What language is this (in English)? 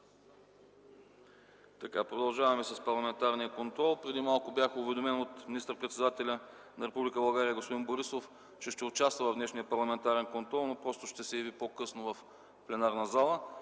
Bulgarian